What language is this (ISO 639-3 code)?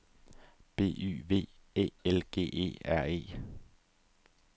dan